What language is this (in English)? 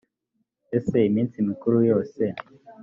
Kinyarwanda